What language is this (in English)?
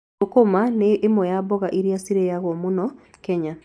Kikuyu